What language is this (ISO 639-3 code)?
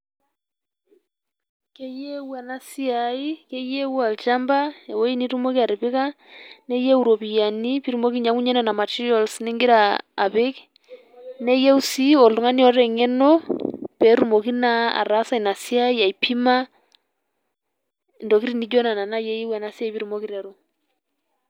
mas